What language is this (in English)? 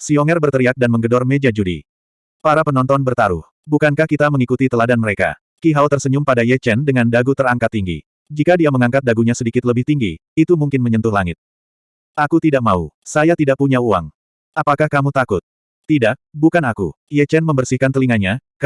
Indonesian